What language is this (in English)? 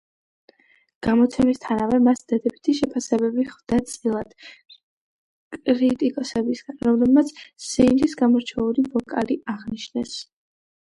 Georgian